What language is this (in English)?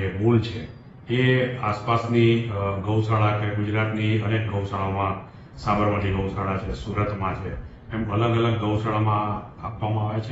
Gujarati